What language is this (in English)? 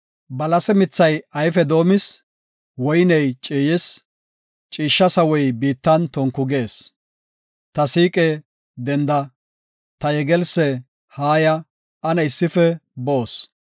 Gofa